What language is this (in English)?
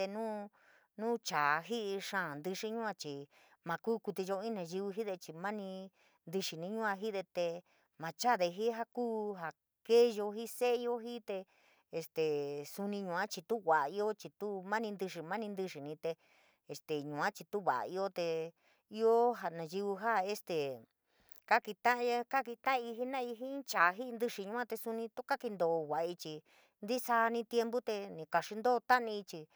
San Miguel El Grande Mixtec